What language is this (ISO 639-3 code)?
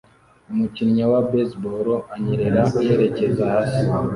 kin